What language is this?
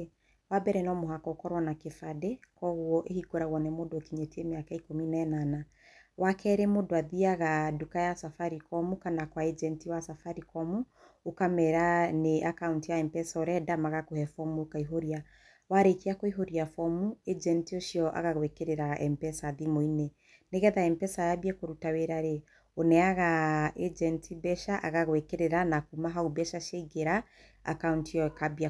Kikuyu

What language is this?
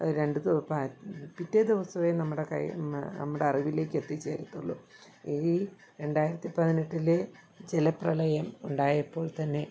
Malayalam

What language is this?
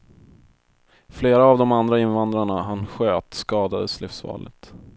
Swedish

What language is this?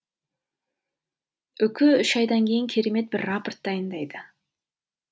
Kazakh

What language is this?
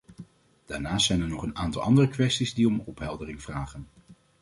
Dutch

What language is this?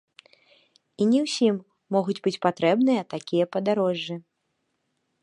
Belarusian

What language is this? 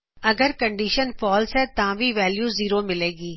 Punjabi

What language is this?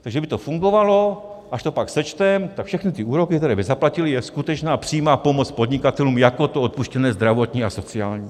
Czech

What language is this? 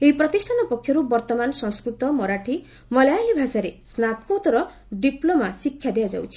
Odia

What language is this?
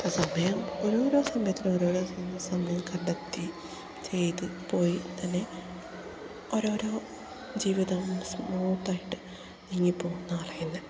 Malayalam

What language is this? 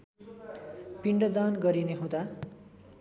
Nepali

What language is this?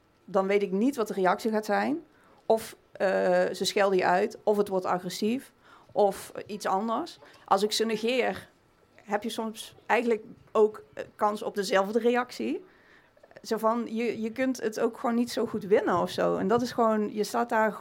Dutch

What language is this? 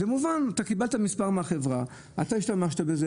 Hebrew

